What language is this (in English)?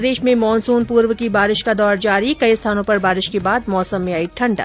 Hindi